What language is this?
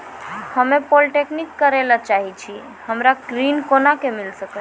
Maithili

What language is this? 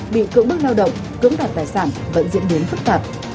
Vietnamese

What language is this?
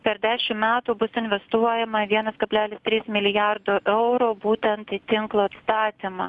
Lithuanian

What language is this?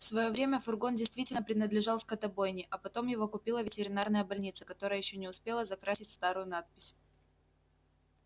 Russian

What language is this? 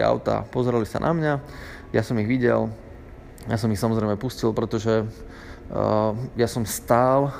Slovak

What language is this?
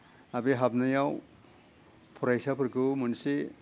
Bodo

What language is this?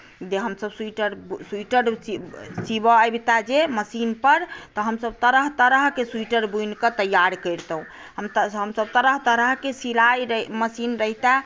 Maithili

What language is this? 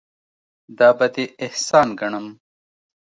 Pashto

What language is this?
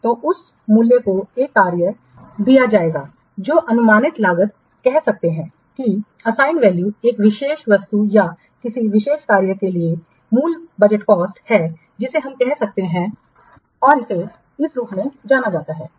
Hindi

